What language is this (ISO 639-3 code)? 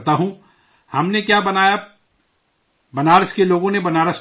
urd